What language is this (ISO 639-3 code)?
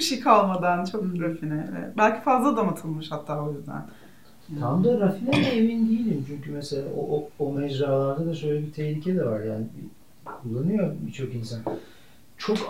tur